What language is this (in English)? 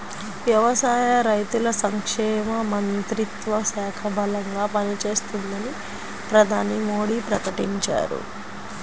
Telugu